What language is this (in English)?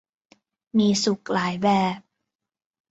Thai